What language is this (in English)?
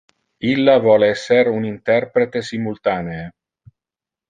Interlingua